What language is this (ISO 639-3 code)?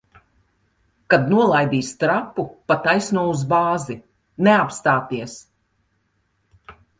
lav